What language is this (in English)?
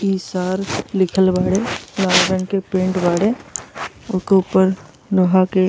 Bhojpuri